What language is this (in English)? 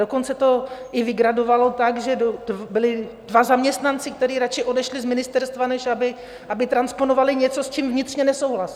Czech